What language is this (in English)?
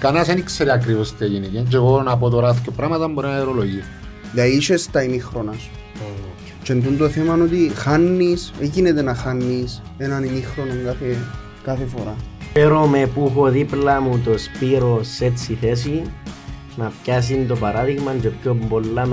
Greek